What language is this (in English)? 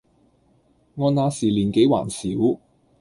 Cantonese